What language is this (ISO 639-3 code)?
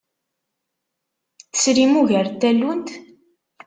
kab